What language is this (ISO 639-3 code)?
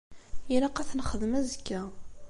kab